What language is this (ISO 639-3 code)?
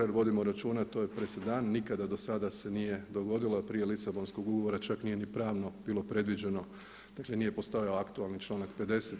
hrv